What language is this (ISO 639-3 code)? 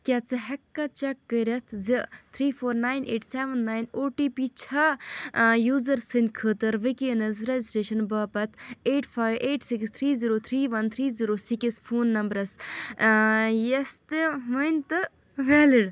kas